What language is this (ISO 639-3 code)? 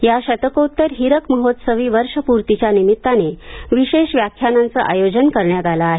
mar